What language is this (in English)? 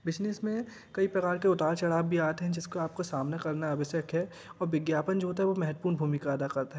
Hindi